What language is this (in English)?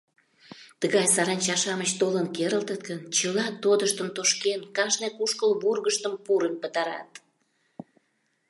Mari